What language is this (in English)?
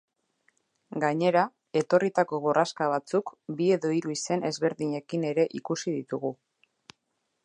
Basque